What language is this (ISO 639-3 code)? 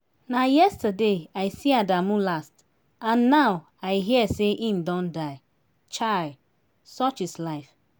pcm